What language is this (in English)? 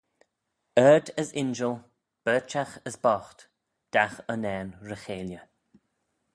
Manx